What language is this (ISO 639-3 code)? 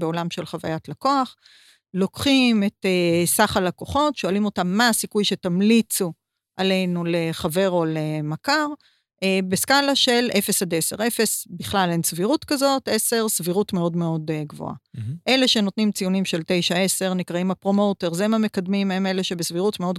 heb